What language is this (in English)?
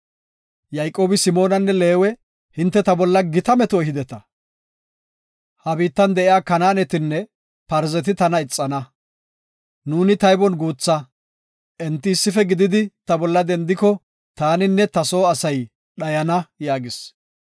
Gofa